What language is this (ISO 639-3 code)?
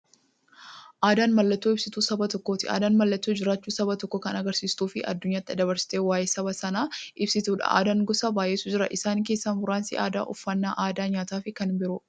orm